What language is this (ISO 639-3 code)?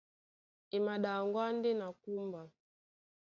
dua